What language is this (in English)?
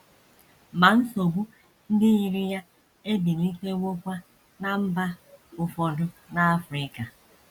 Igbo